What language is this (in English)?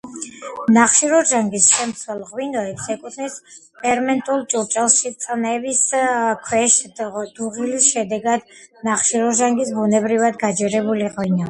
Georgian